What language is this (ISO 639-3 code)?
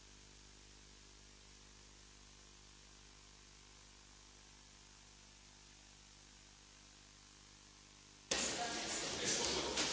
hrv